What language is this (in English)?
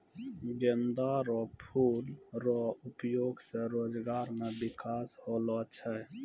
Maithili